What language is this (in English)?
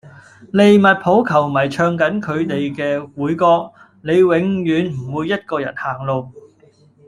Cantonese